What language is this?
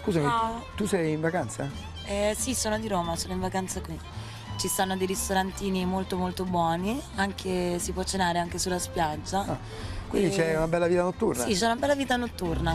Italian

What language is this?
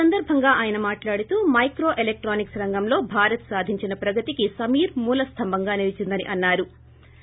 Telugu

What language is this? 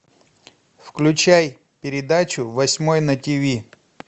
Russian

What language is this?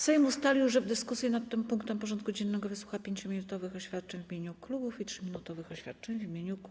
Polish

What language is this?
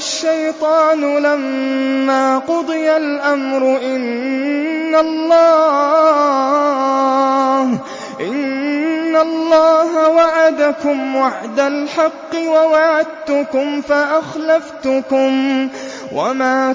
Arabic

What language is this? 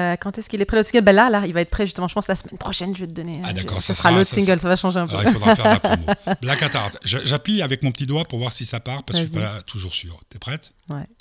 French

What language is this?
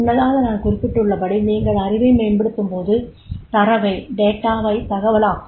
Tamil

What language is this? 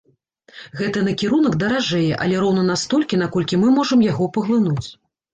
Belarusian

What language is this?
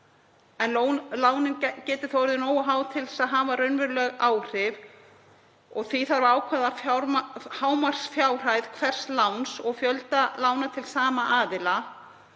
Icelandic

